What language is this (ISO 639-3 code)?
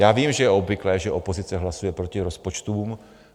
ces